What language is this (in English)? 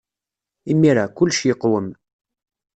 Kabyle